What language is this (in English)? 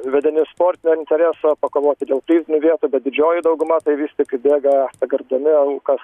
Lithuanian